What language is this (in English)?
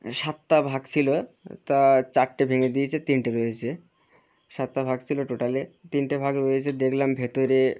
Bangla